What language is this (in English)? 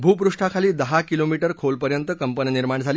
Marathi